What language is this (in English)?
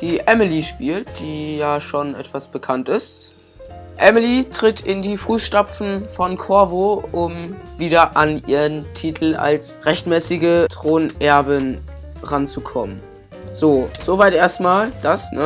German